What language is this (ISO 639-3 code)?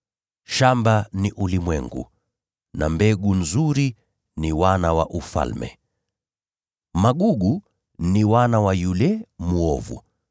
swa